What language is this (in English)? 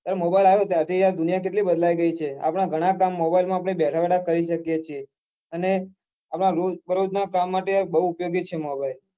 Gujarati